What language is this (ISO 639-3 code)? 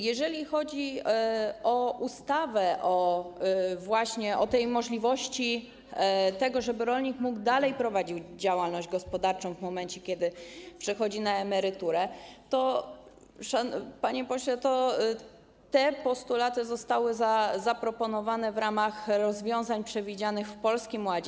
pol